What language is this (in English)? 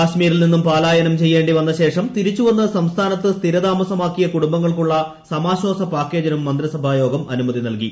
Malayalam